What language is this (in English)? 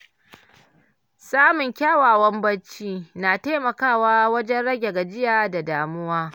Hausa